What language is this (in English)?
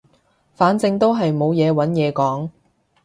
Cantonese